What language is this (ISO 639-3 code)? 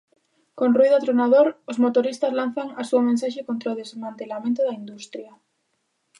glg